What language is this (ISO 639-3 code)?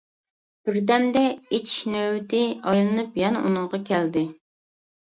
uig